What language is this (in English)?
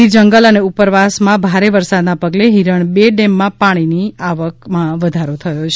Gujarati